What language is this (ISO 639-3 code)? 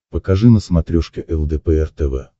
rus